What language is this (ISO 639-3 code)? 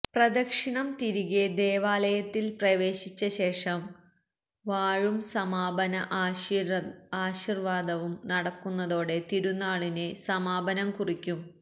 mal